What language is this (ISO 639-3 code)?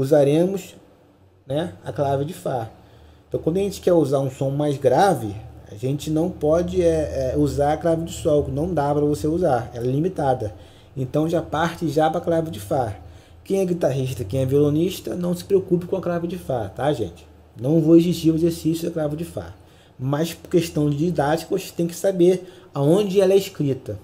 por